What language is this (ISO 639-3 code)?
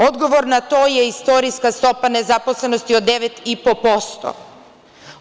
srp